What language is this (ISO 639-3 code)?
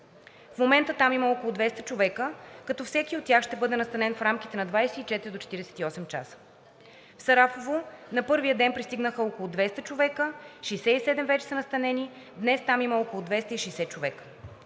bul